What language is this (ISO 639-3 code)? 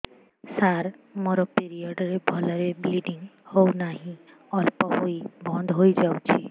ori